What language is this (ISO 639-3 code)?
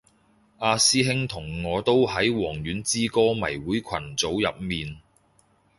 yue